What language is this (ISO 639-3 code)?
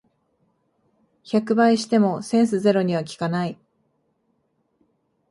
jpn